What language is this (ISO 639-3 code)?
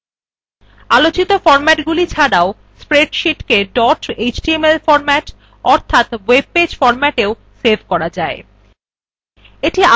ben